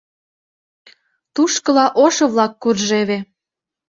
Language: Mari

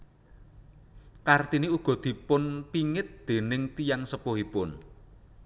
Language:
Javanese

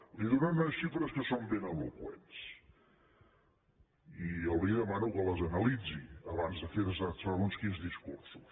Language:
Catalan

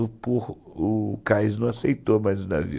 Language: Portuguese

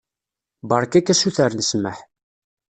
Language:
Kabyle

